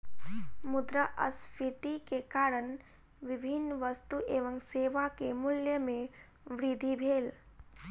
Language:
Maithili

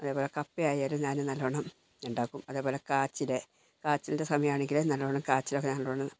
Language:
Malayalam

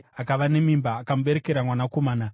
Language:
Shona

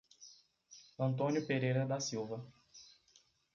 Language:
Portuguese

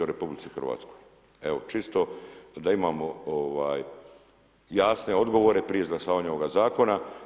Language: Croatian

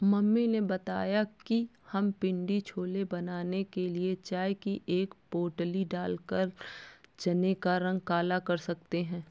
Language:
Hindi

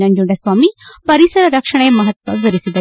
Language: Kannada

